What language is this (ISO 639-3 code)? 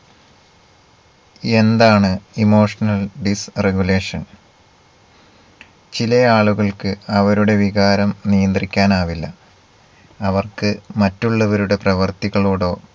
mal